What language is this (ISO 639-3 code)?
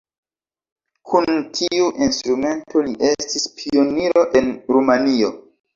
epo